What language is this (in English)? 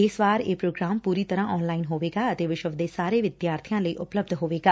Punjabi